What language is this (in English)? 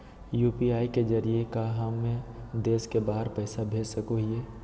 Magahi